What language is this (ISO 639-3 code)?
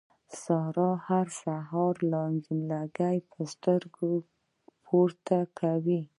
pus